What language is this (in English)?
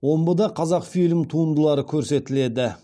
Kazakh